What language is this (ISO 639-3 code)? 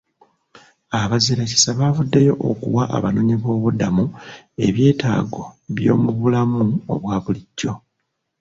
lug